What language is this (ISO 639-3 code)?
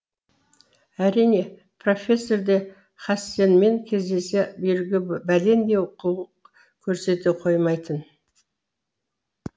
kaz